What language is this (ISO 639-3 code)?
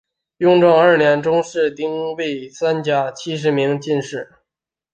zho